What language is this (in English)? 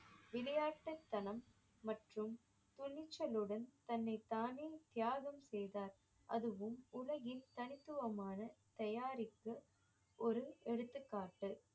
Tamil